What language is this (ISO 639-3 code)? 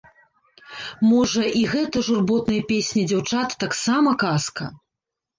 bel